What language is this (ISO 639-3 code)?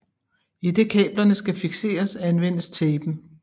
dan